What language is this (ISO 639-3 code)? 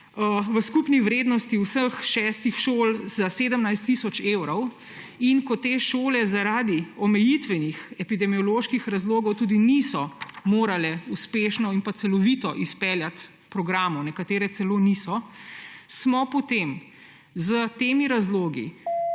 slv